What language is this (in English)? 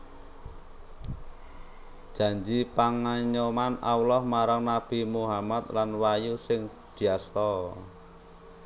Javanese